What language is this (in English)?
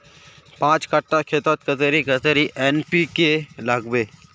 Magahi